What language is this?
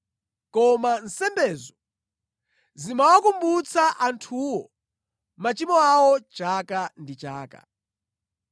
Nyanja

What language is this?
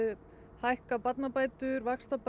Icelandic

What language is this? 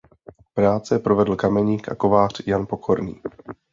Czech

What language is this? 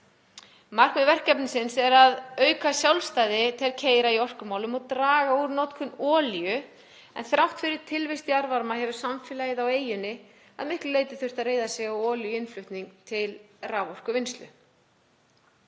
Icelandic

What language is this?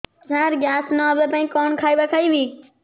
Odia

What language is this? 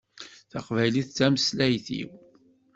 Kabyle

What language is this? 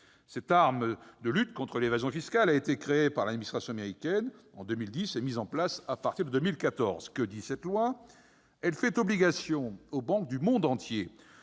French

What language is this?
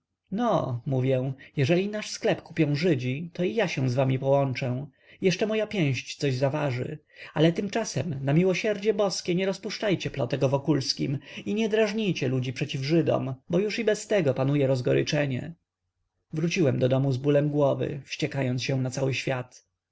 Polish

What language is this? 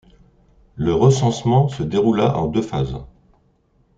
French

